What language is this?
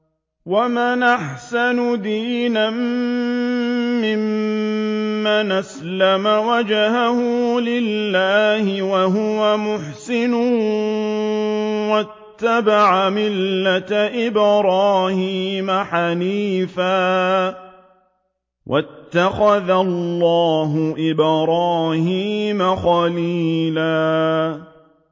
Arabic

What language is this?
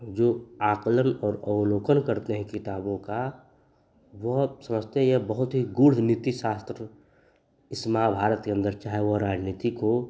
Hindi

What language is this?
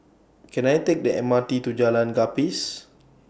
English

